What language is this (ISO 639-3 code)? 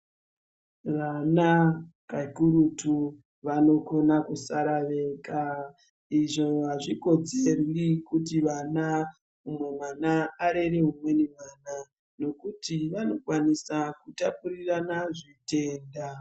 ndc